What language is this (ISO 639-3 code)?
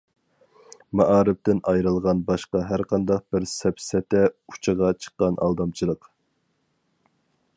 uig